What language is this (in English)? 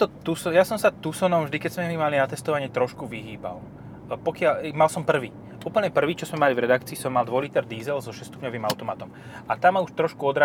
Slovak